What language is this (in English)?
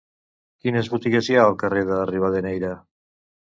Catalan